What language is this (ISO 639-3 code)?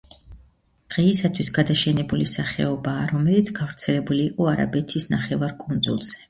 kat